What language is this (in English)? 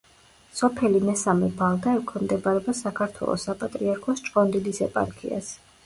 Georgian